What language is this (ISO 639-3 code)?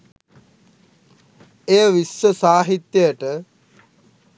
sin